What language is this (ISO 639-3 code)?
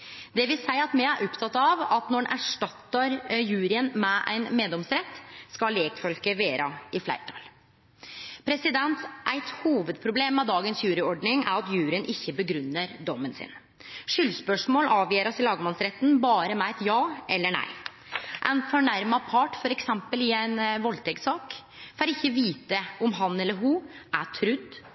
nno